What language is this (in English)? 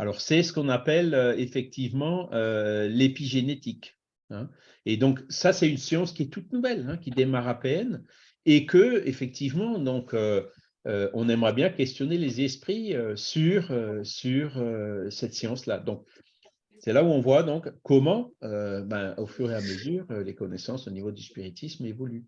French